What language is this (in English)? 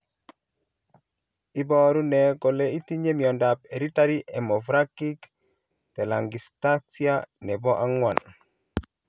Kalenjin